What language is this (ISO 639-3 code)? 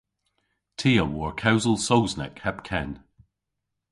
cor